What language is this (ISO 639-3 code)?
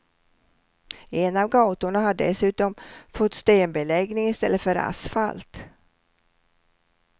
swe